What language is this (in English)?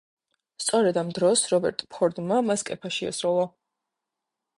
Georgian